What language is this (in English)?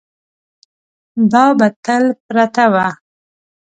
Pashto